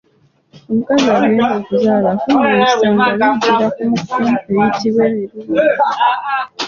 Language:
Ganda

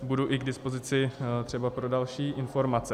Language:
Czech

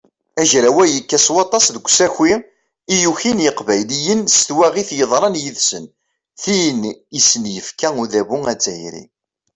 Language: Kabyle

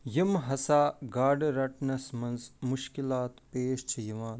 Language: Kashmiri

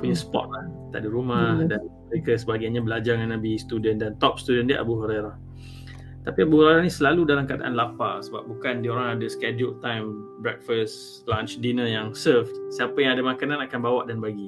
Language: Malay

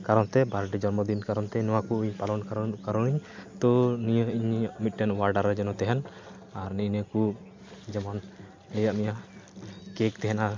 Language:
Santali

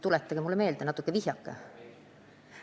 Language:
Estonian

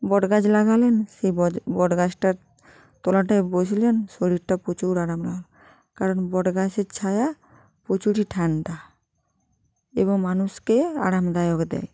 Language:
Bangla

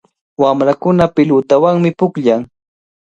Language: Cajatambo North Lima Quechua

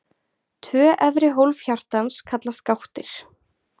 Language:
Icelandic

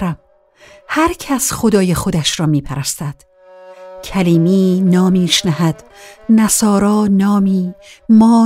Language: Persian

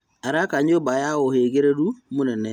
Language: Kikuyu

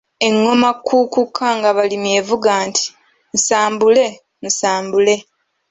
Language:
Ganda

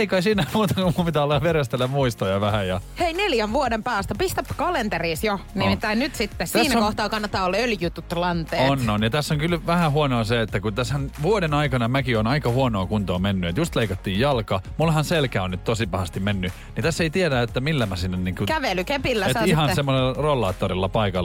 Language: Finnish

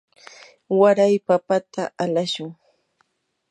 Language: Yanahuanca Pasco Quechua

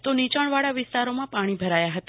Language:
Gujarati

